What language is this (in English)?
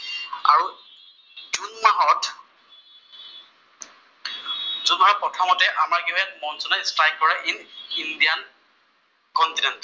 Assamese